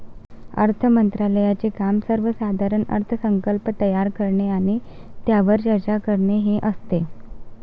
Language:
Marathi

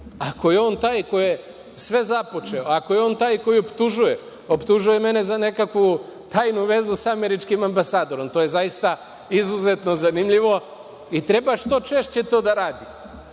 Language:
Serbian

